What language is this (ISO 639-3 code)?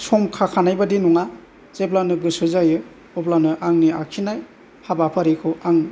brx